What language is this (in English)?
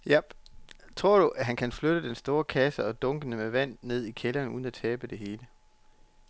Danish